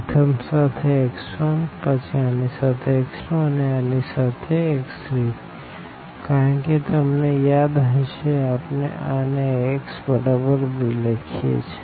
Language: Gujarati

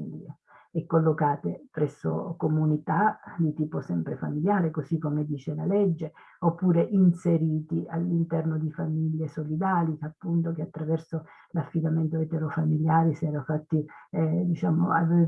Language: Italian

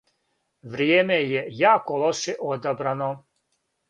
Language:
Serbian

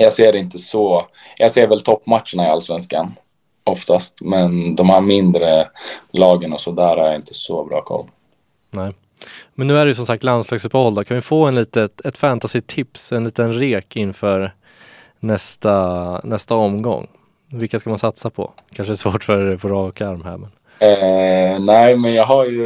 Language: Swedish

